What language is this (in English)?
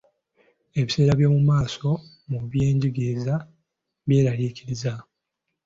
Ganda